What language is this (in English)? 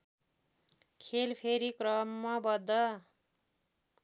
Nepali